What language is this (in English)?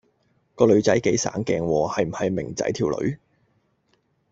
Cantonese